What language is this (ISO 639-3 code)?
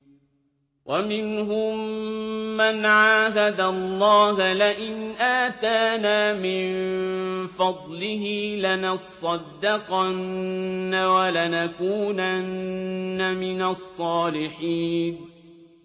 ara